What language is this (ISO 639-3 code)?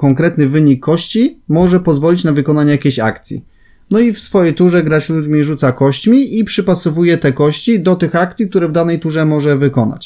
pol